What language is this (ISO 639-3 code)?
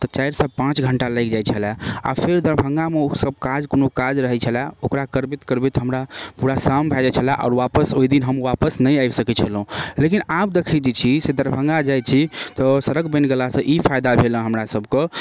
mai